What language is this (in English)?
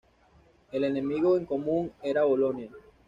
Spanish